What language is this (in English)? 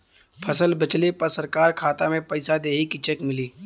Bhojpuri